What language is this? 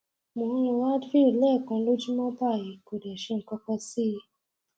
Yoruba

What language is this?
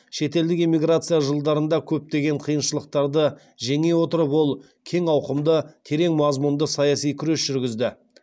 Kazakh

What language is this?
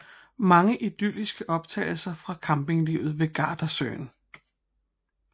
Danish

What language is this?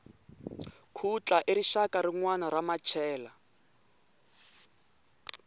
Tsonga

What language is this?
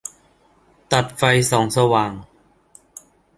Thai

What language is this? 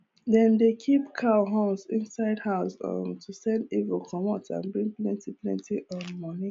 Nigerian Pidgin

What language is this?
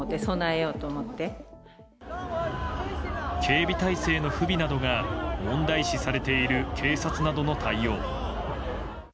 Japanese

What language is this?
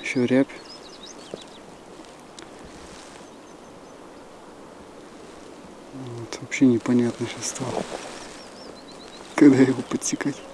Russian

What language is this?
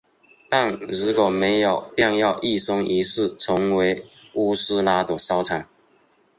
Chinese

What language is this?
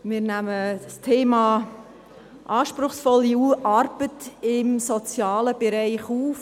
Swiss German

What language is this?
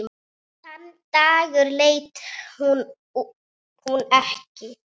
Icelandic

